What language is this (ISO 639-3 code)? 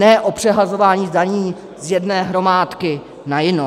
ces